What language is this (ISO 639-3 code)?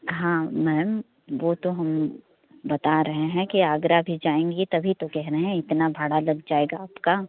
hin